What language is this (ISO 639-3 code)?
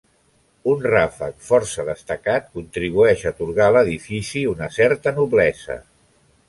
cat